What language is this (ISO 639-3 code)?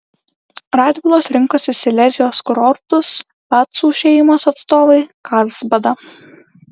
lit